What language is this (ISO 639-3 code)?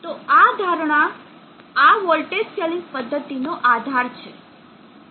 guj